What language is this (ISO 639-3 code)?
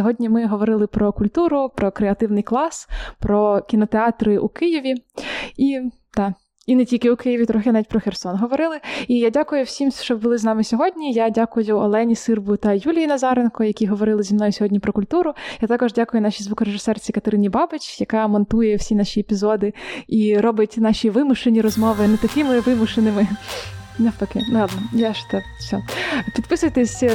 ukr